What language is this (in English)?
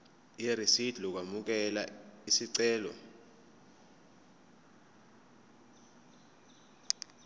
Zulu